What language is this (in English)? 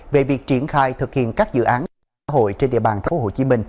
Vietnamese